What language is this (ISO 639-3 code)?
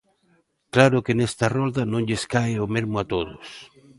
glg